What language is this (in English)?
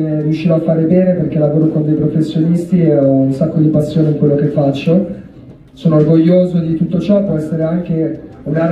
Italian